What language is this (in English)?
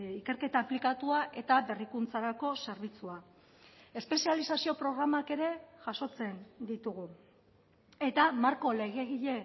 Basque